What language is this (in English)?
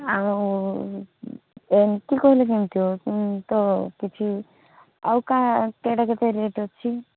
Odia